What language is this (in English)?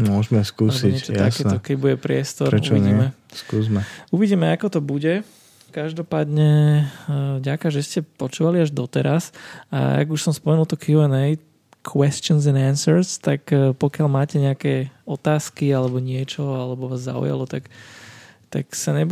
Slovak